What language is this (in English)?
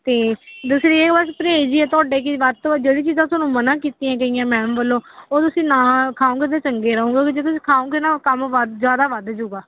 Punjabi